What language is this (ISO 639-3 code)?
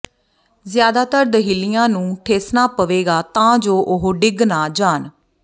pan